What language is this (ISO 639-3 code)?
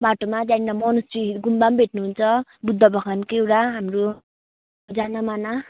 nep